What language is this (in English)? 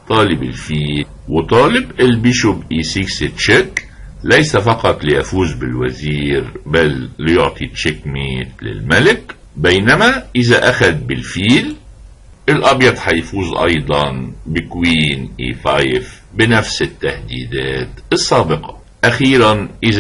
Arabic